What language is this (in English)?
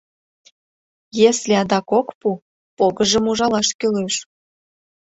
Mari